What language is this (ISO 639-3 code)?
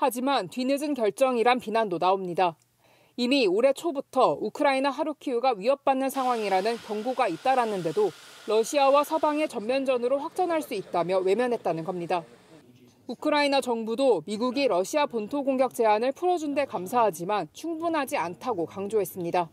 kor